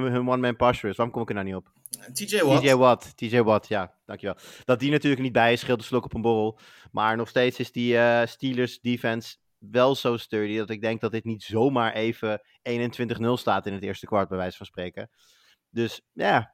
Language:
Dutch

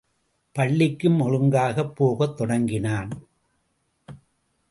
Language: Tamil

